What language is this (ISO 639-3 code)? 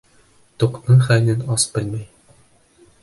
bak